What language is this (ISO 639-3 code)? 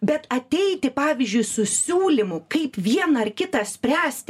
lit